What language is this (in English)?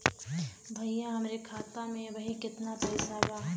Bhojpuri